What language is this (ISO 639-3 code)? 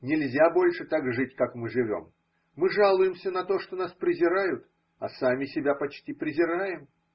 rus